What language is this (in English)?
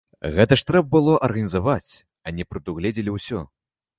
Belarusian